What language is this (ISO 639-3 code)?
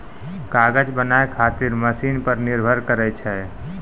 mai